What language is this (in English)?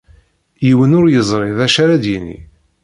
Kabyle